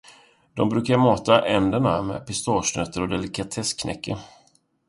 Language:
Swedish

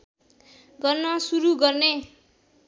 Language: Nepali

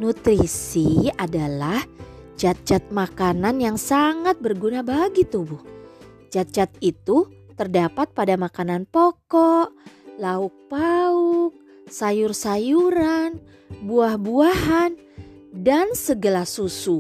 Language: Indonesian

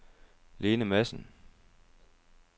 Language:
Danish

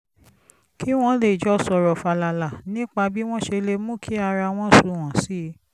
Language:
Yoruba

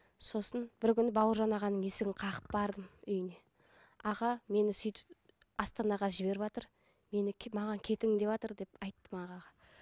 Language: Kazakh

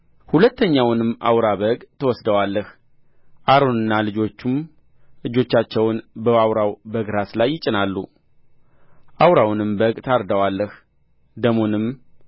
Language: Amharic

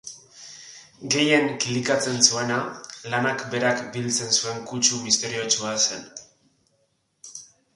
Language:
Basque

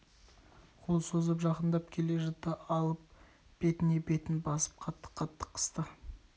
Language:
Kazakh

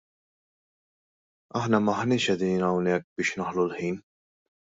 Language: Maltese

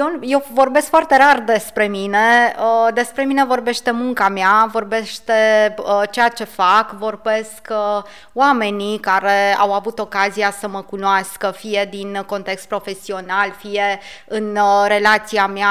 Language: Romanian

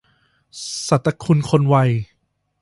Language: Thai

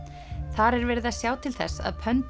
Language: Icelandic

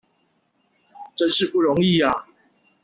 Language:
Chinese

